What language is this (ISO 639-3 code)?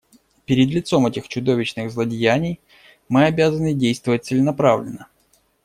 rus